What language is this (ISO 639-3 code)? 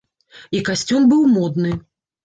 bel